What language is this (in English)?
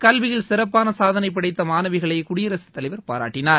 Tamil